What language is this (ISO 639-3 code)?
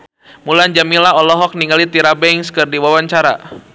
sun